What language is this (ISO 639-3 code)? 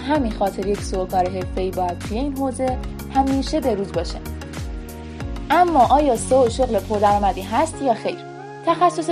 fas